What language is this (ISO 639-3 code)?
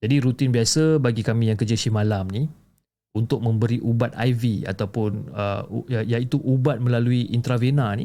msa